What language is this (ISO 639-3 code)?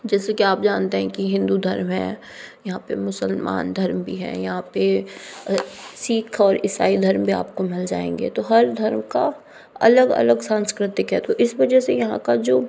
hin